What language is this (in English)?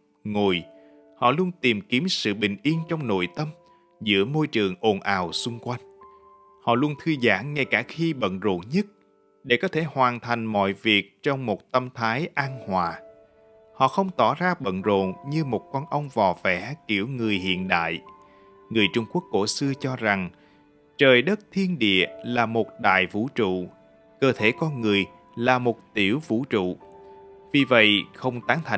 Vietnamese